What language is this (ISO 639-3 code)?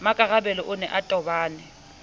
sot